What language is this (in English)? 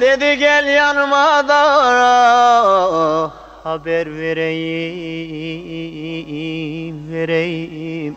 Turkish